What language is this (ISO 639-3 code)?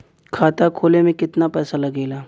bho